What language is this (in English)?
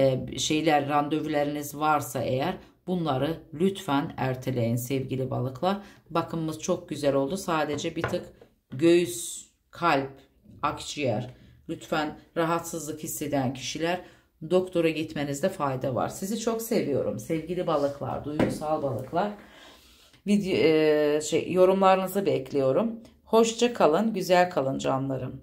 Turkish